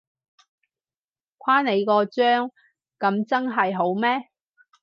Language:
Cantonese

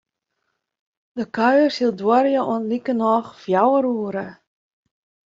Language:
Western Frisian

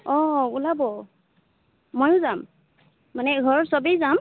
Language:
Assamese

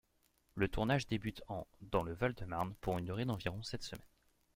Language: French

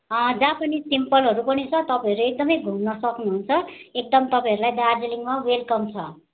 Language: Nepali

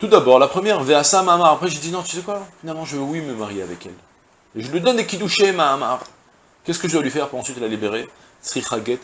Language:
French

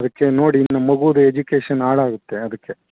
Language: Kannada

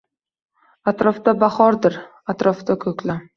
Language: Uzbek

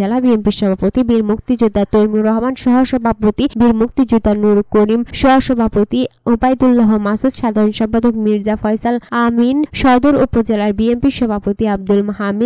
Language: Romanian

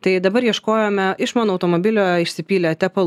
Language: Lithuanian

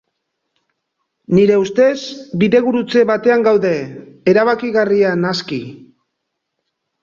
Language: Basque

